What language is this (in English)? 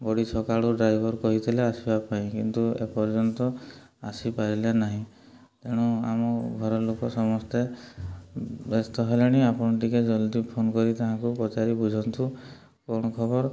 Odia